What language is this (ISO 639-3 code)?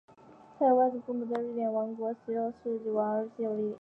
zho